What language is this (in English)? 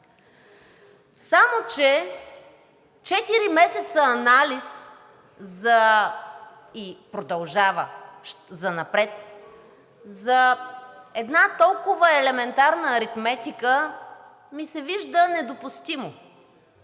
Bulgarian